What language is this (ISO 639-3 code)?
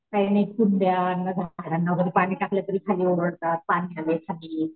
mar